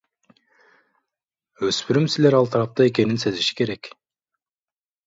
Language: Kyrgyz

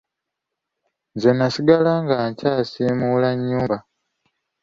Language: Ganda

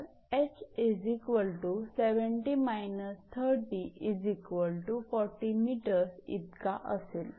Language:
Marathi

